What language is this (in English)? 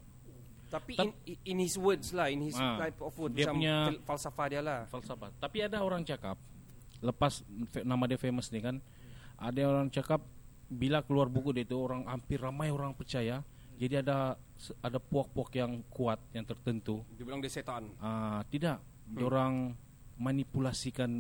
Malay